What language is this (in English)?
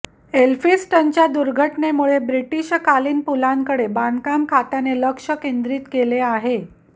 Marathi